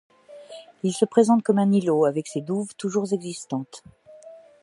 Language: French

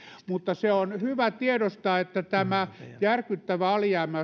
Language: Finnish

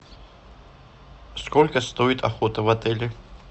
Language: Russian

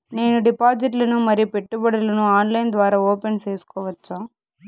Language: Telugu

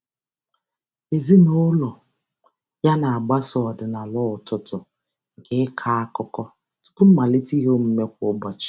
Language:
Igbo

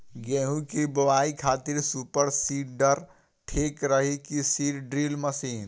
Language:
Bhojpuri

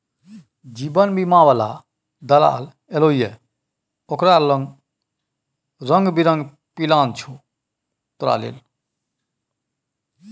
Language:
Maithili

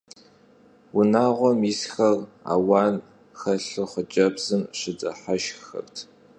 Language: Kabardian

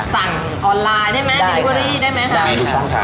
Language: Thai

